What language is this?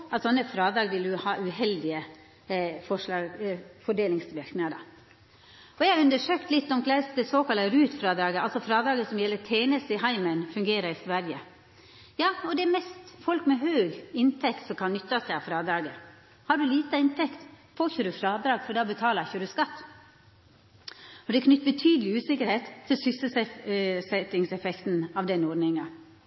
Norwegian Nynorsk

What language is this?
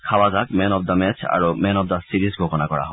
Assamese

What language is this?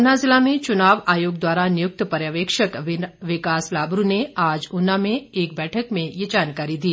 Hindi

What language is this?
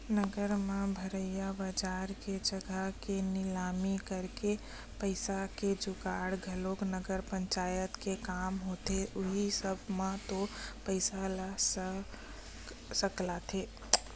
Chhattisgarhi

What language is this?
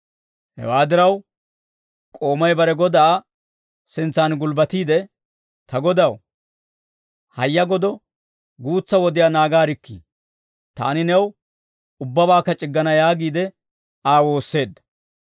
Dawro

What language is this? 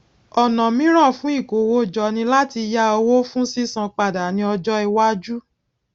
Yoruba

